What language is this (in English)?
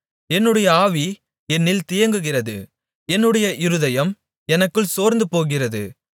Tamil